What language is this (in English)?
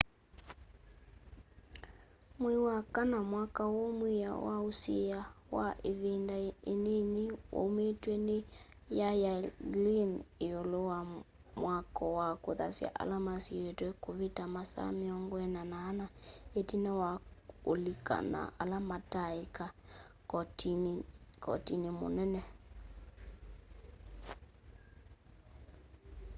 Kamba